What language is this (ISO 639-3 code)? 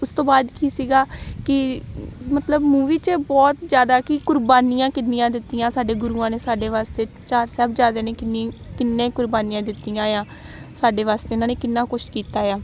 pan